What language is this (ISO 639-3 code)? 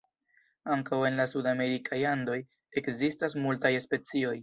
epo